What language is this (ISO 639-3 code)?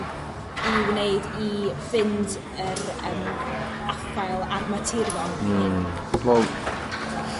cym